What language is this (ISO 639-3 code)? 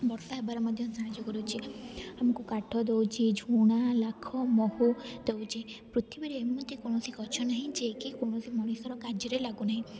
ori